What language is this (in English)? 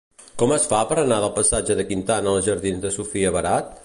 Catalan